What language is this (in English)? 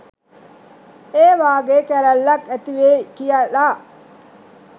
Sinhala